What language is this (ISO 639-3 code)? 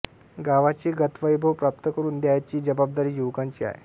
mar